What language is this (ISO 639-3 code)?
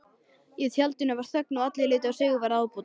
isl